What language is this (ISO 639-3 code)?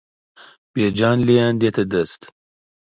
ckb